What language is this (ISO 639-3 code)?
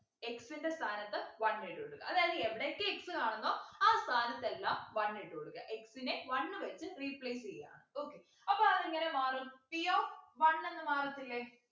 mal